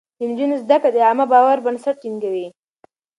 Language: Pashto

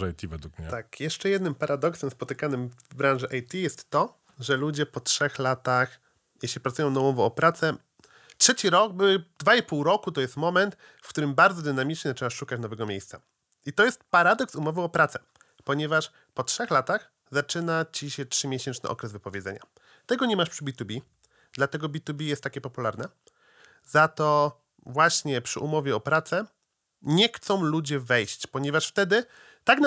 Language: Polish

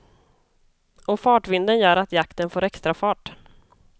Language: Swedish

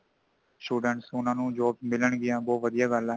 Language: Punjabi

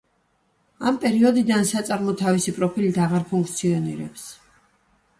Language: Georgian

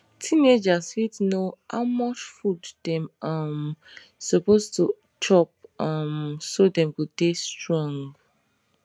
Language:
Nigerian Pidgin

